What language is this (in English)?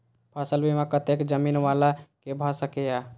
Maithili